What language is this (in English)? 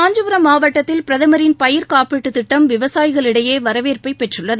Tamil